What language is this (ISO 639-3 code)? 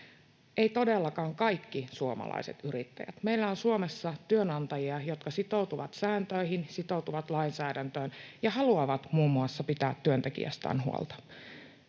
fin